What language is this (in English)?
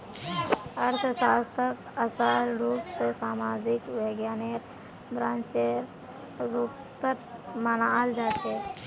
Magahi